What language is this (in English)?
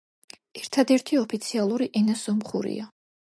Georgian